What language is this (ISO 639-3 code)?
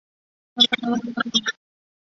zho